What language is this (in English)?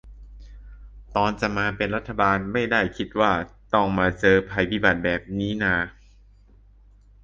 Thai